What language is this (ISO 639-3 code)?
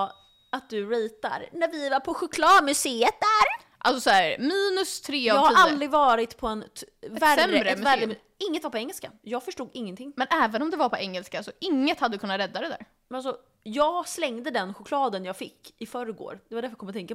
swe